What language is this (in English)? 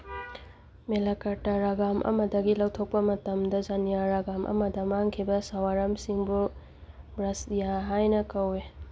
Manipuri